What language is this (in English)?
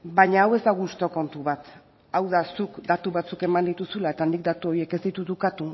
Basque